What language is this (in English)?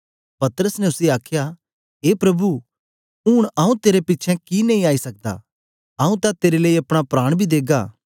Dogri